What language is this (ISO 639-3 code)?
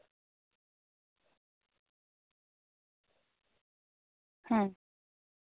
sat